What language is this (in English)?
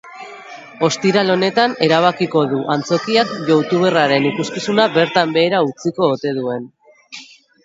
Basque